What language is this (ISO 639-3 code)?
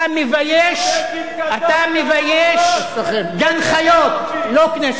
heb